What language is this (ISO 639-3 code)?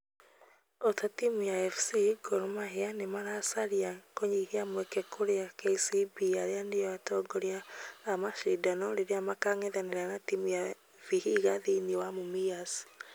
kik